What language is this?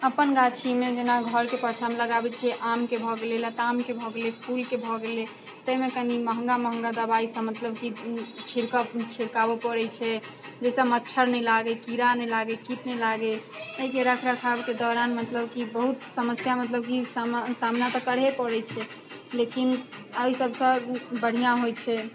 Maithili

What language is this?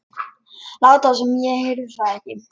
Icelandic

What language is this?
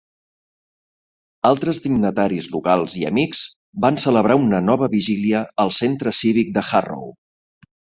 Catalan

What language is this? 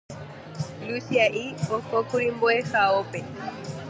Guarani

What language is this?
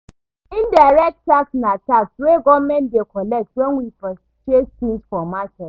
Nigerian Pidgin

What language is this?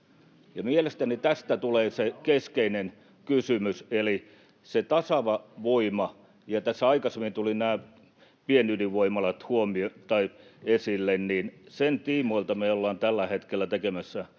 Finnish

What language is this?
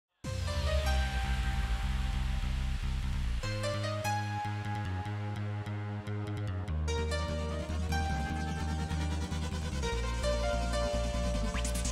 Indonesian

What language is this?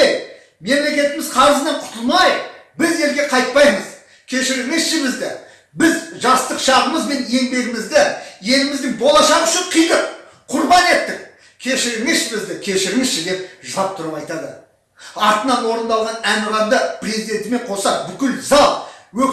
Kazakh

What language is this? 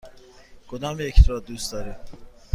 Persian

